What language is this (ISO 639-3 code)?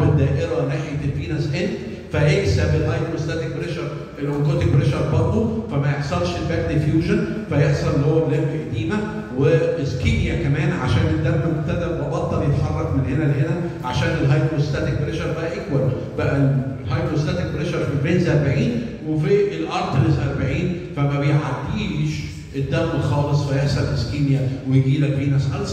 ara